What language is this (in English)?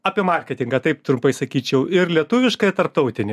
Lithuanian